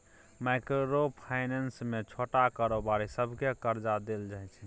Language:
Maithili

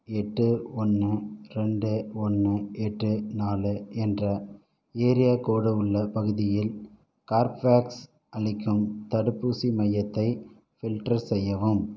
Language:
Tamil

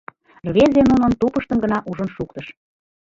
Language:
Mari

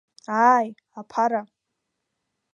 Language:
Abkhazian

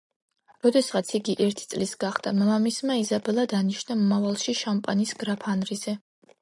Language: Georgian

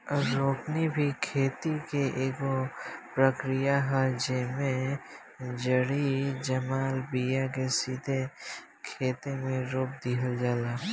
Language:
Bhojpuri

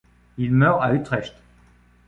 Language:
French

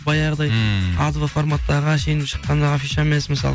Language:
Kazakh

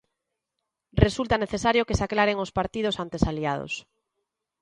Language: Galician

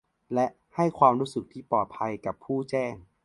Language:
Thai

